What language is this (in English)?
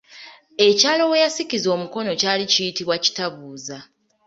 Ganda